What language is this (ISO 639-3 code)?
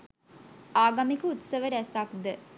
sin